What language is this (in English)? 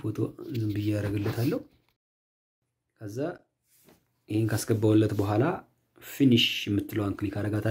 Turkish